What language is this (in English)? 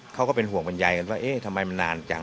Thai